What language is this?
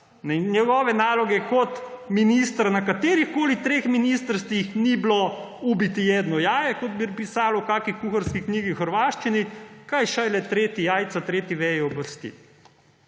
Slovenian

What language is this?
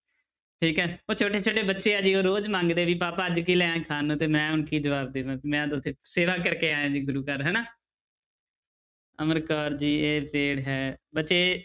Punjabi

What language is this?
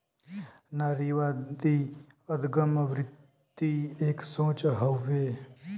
Bhojpuri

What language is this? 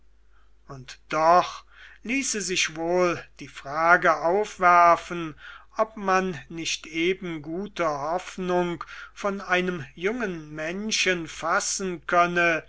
German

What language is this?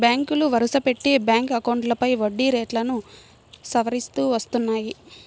Telugu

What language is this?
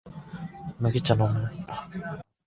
Japanese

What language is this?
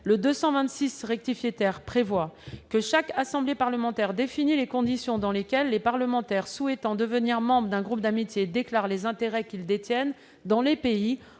French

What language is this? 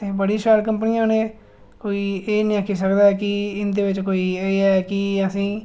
Dogri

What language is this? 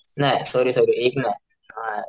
Marathi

